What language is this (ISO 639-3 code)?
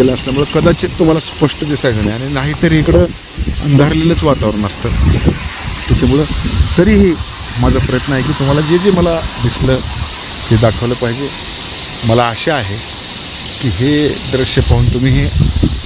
mar